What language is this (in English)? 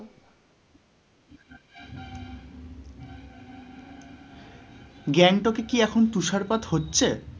Bangla